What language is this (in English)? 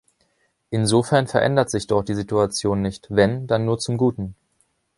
German